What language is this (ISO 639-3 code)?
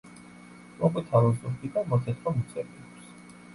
kat